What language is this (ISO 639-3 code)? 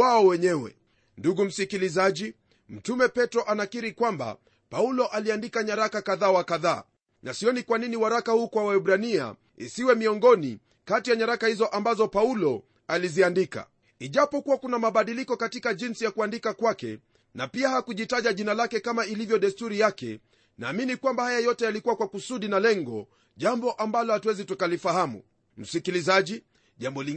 swa